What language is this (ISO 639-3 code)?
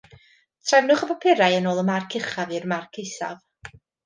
cym